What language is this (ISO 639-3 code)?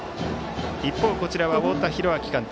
jpn